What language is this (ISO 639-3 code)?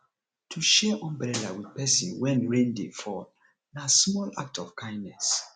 pcm